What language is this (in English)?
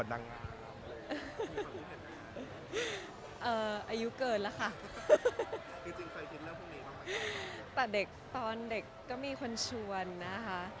Thai